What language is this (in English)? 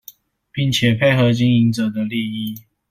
Chinese